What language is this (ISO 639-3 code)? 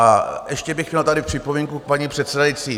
ces